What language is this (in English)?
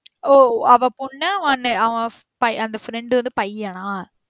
Tamil